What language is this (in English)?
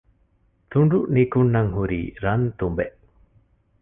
Divehi